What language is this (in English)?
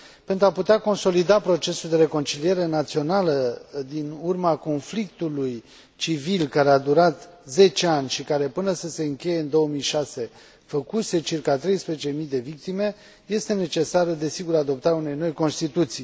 Romanian